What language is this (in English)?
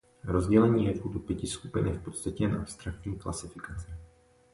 Czech